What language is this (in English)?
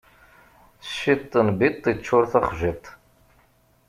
Kabyle